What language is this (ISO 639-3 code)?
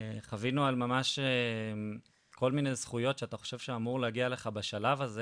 heb